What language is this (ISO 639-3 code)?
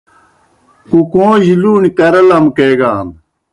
plk